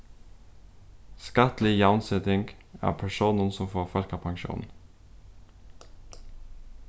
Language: Faroese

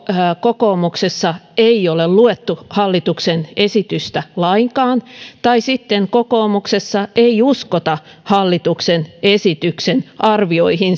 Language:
Finnish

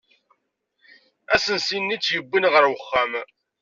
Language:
Kabyle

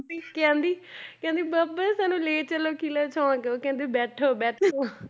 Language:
Punjabi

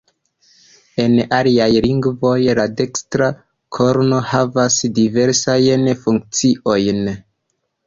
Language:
Esperanto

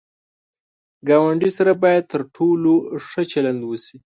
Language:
Pashto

